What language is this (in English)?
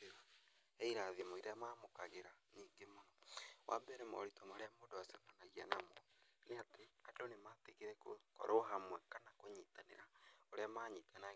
Kikuyu